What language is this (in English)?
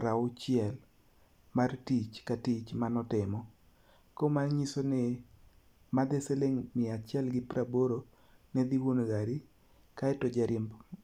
Luo (Kenya and Tanzania)